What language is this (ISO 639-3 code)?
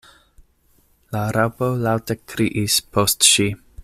epo